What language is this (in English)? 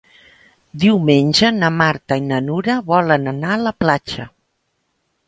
Catalan